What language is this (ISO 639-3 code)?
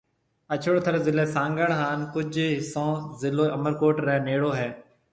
mve